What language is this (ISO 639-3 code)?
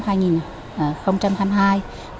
vie